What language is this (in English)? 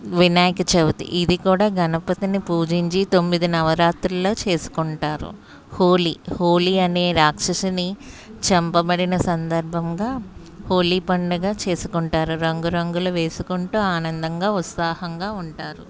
Telugu